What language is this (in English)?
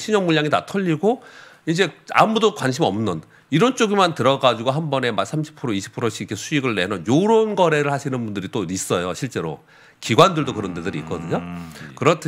Korean